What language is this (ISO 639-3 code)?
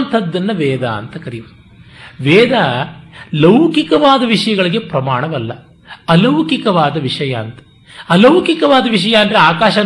kan